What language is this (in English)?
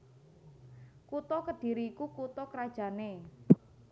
Javanese